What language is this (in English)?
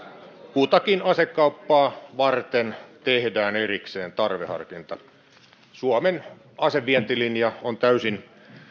Finnish